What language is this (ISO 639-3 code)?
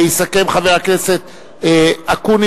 heb